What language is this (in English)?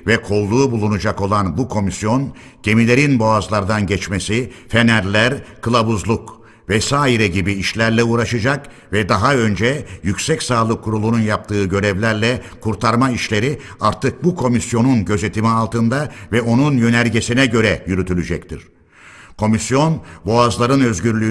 Turkish